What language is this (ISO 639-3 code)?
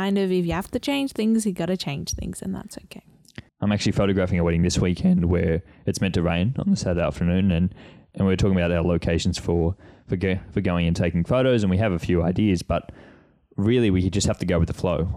eng